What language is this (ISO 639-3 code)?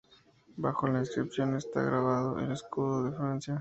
spa